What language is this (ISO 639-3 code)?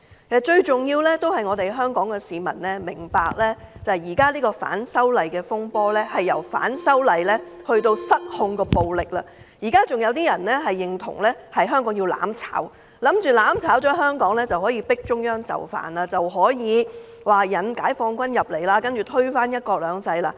yue